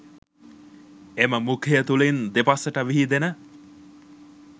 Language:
Sinhala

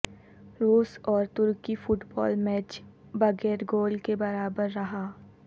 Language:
Urdu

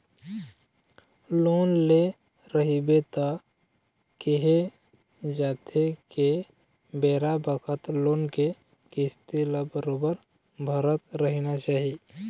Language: Chhattisgarhi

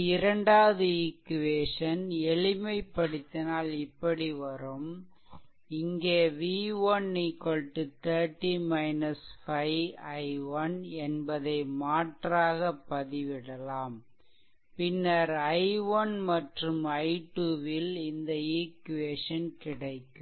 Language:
Tamil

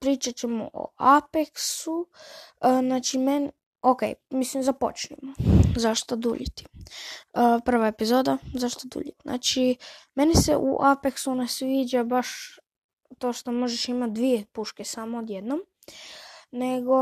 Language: Croatian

